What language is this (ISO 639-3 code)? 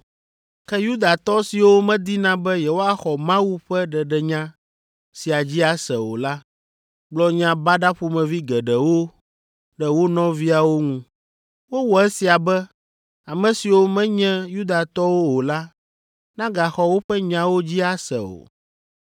ewe